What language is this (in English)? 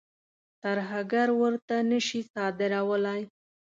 Pashto